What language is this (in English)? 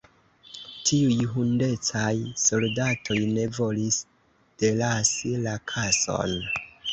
Esperanto